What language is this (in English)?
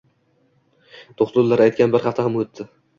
Uzbek